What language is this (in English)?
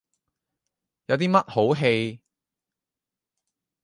Cantonese